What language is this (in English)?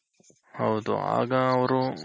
Kannada